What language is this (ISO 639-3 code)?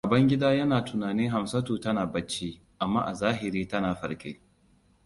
hau